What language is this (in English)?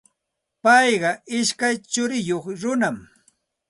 Santa Ana de Tusi Pasco Quechua